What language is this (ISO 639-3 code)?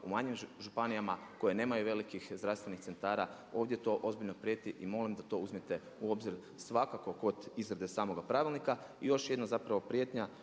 hrv